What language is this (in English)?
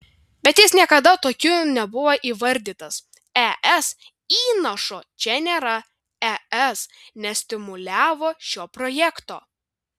Lithuanian